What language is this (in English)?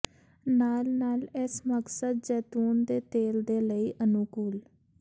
Punjabi